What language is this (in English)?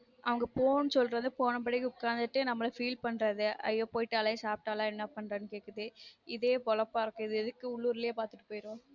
Tamil